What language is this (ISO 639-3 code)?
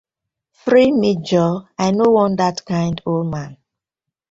pcm